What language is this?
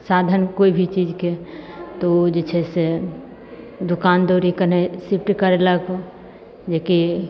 Maithili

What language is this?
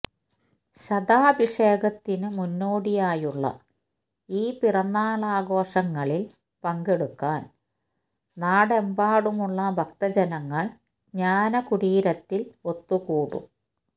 Malayalam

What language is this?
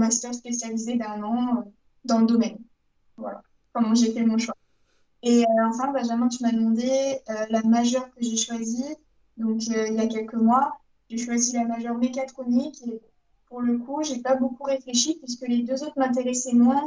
French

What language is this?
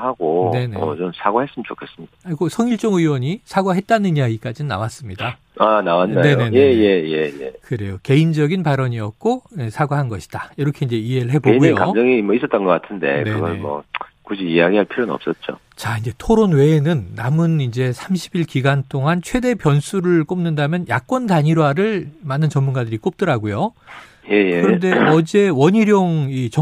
Korean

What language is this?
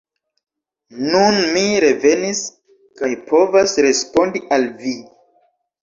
Esperanto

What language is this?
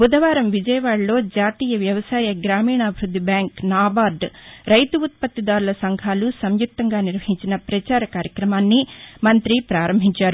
Telugu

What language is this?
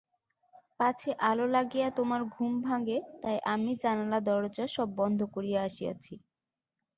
Bangla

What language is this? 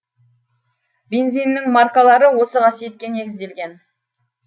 Kazakh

